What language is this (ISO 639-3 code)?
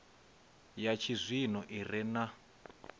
ven